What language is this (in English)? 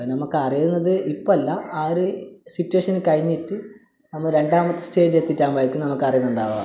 Malayalam